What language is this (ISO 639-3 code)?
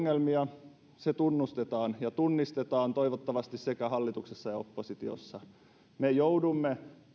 fin